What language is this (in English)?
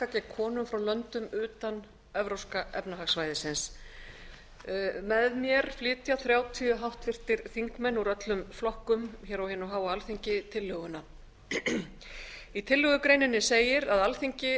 Icelandic